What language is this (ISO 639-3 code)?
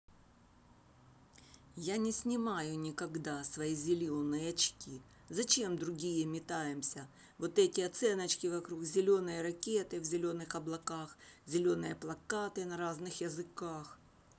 rus